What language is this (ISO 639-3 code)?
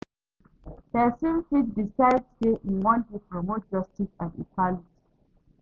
pcm